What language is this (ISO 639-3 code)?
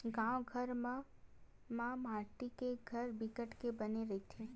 hne